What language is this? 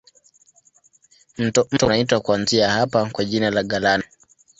Swahili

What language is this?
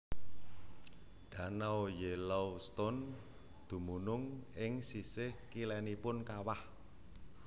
Javanese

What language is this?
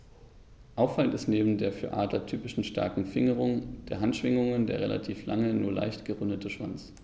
German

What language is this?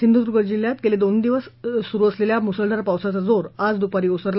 Marathi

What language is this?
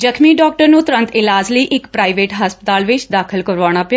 Punjabi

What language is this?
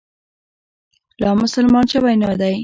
Pashto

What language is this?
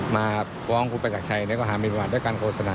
Thai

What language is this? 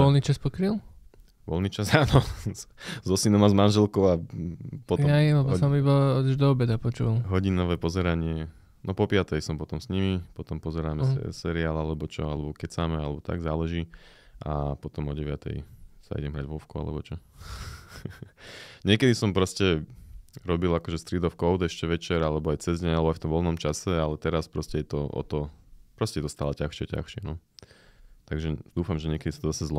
Slovak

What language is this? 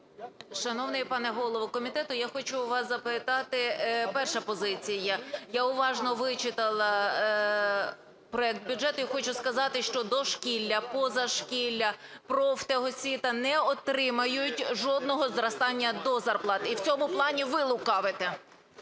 Ukrainian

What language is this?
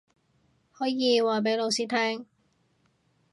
Cantonese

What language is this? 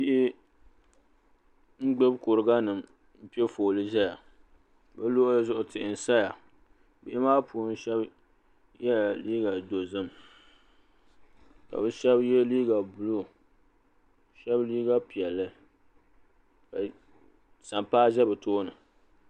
Dagbani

